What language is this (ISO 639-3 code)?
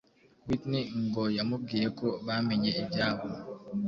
kin